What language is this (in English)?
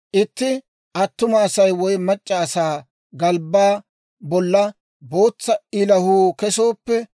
Dawro